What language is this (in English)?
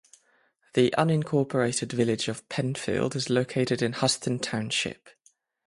English